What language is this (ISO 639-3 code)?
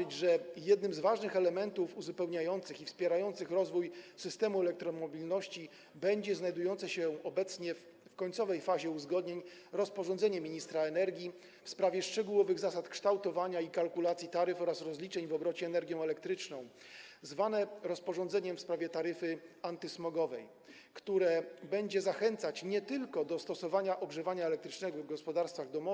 pol